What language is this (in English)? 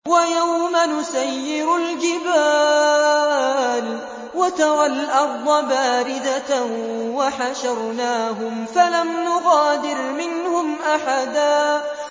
Arabic